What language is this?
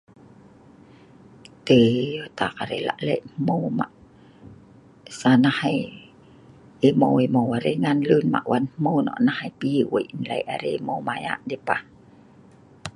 Sa'ban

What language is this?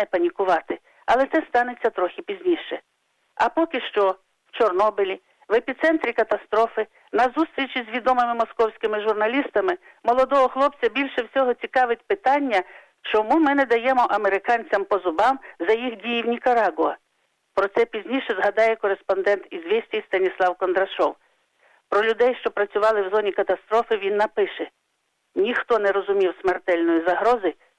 Ukrainian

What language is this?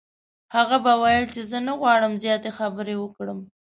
Pashto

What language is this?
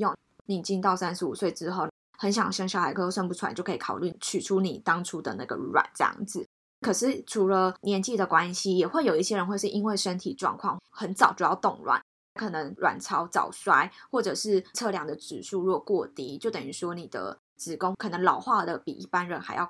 Chinese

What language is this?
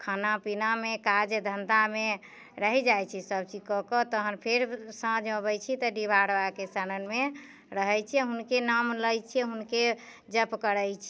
Maithili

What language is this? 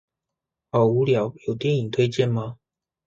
Chinese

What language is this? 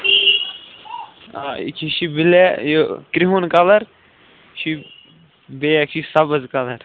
Kashmiri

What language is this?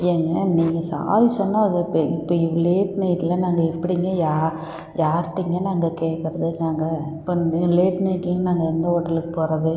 Tamil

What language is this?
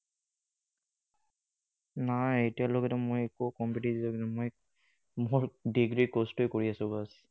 Assamese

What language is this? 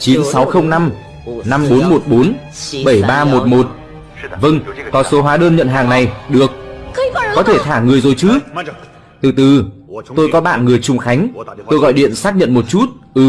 Vietnamese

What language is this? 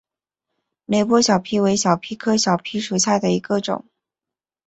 Chinese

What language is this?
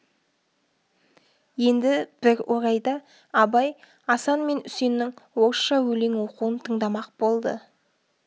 Kazakh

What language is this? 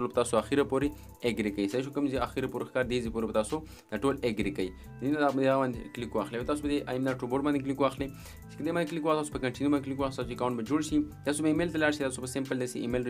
Romanian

